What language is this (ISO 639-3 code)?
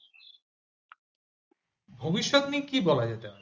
ben